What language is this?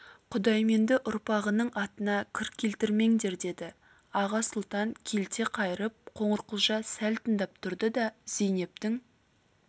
Kazakh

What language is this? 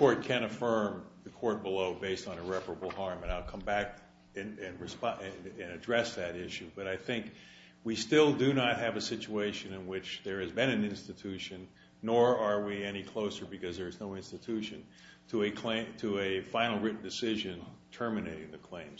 English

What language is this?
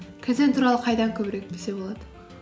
Kazakh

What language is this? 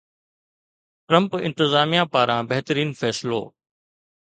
Sindhi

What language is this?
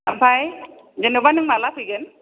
Bodo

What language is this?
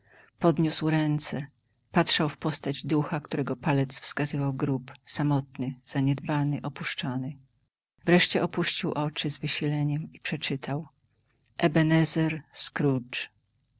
Polish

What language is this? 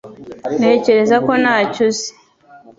Kinyarwanda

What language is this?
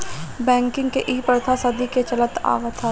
Bhojpuri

